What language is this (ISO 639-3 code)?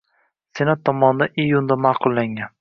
uzb